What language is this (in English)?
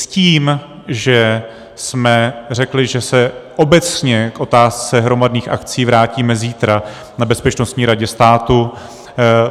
Czech